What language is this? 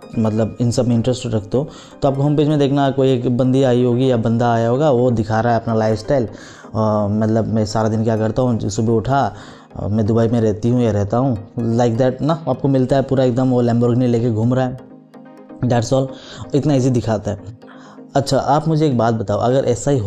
Hindi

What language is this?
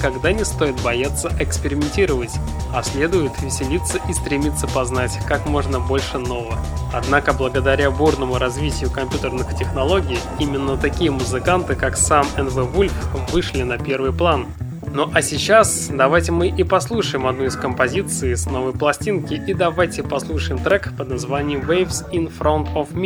Russian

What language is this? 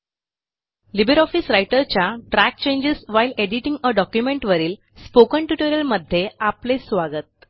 Marathi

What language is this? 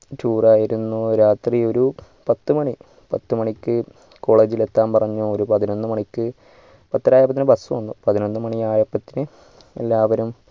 Malayalam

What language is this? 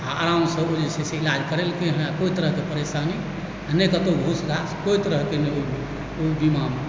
Maithili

